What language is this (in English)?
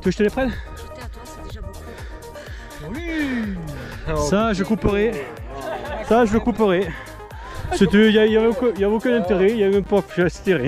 French